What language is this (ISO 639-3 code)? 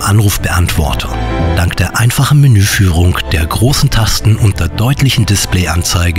deu